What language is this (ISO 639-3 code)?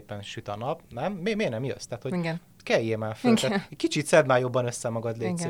hun